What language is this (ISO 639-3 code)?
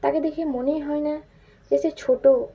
ben